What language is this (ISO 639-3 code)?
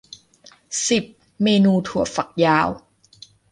tha